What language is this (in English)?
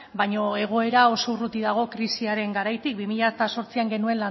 Basque